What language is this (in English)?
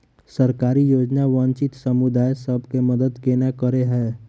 Maithili